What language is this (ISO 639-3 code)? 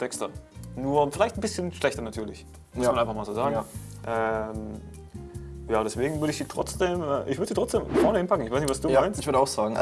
deu